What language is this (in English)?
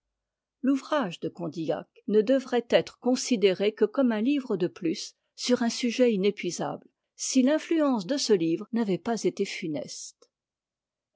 French